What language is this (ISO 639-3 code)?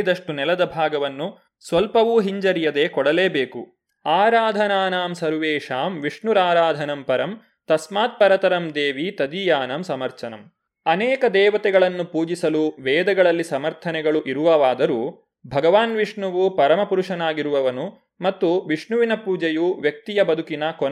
kan